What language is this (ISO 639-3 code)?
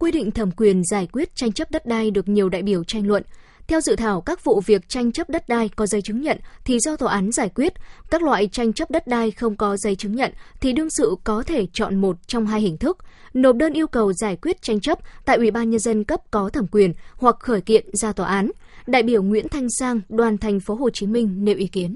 vie